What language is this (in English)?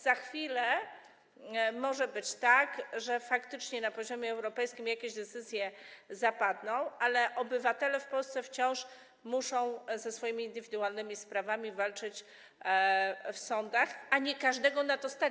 Polish